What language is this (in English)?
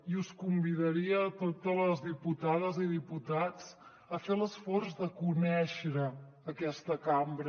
Catalan